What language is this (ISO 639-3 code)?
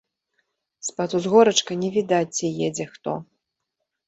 bel